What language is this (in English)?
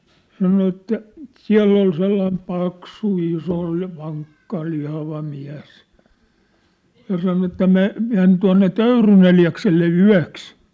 Finnish